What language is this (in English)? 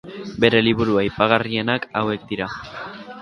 Basque